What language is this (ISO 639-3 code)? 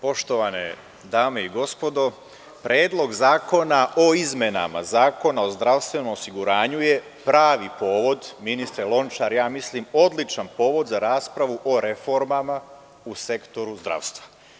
srp